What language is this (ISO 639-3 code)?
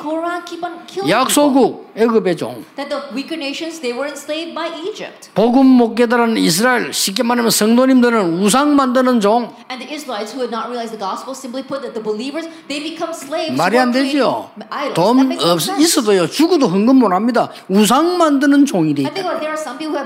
kor